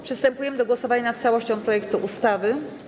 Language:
Polish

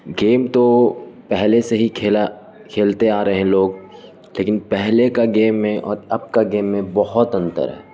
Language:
Urdu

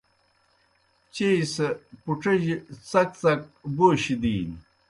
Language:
Kohistani Shina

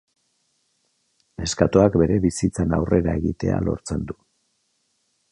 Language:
Basque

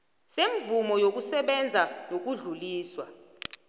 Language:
South Ndebele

